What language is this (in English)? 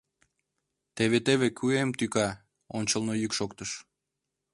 Mari